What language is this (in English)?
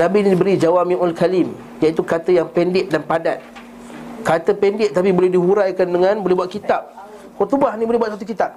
Malay